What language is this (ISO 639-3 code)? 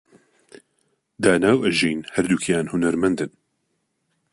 ckb